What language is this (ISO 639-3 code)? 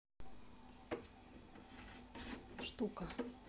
rus